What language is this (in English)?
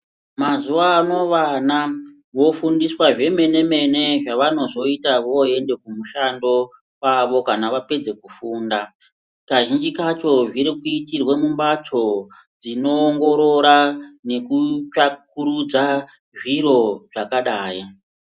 Ndau